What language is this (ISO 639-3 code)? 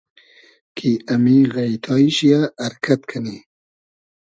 haz